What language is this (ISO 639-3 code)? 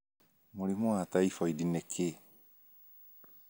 kik